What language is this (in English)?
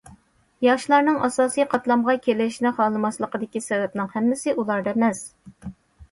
Uyghur